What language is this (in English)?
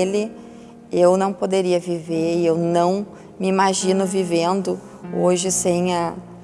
Portuguese